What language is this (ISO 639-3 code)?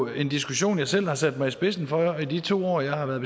dan